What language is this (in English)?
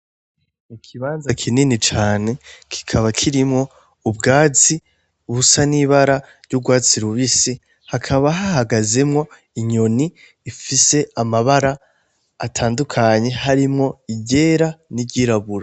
Rundi